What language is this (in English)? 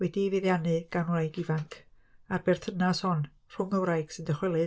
Welsh